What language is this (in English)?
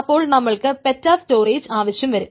Malayalam